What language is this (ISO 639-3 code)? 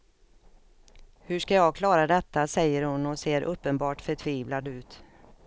swe